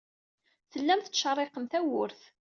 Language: Kabyle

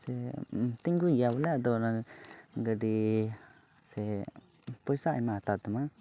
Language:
Santali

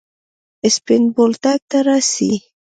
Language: Pashto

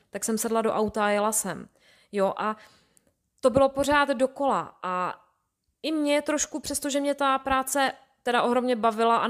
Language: Czech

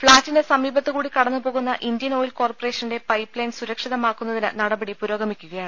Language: Malayalam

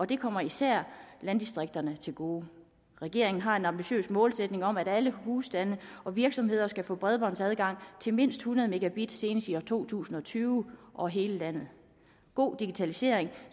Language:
Danish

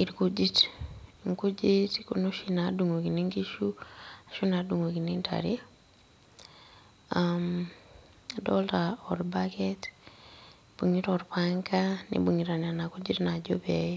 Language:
Masai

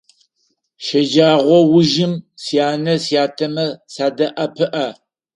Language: Adyghe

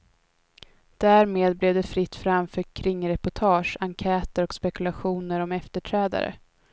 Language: Swedish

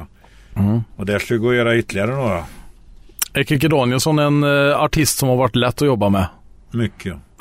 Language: Swedish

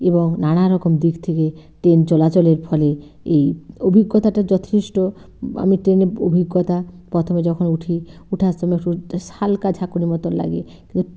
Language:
Bangla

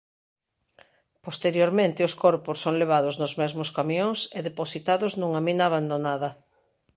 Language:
Galician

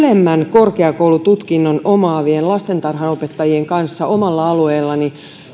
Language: Finnish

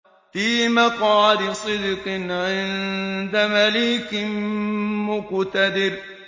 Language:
Arabic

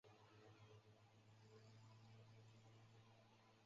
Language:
Chinese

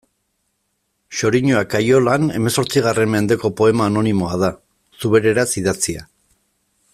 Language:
Basque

